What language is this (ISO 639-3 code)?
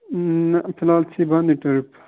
kas